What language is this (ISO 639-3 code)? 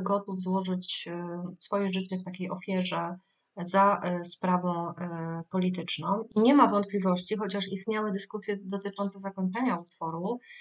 pol